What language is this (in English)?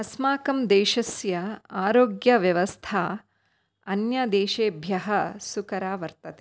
Sanskrit